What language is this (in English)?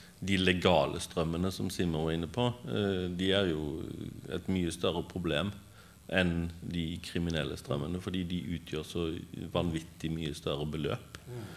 Norwegian